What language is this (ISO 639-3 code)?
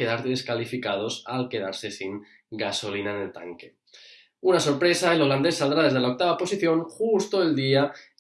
spa